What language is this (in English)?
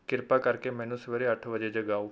Punjabi